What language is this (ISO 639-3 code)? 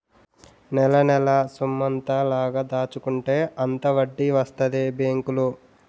tel